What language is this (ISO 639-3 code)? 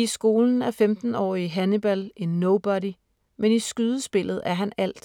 dan